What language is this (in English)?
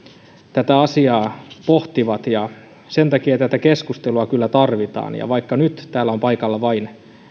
Finnish